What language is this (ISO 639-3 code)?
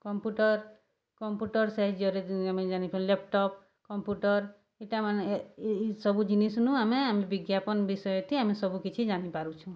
ori